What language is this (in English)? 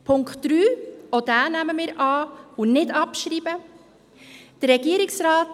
Swiss German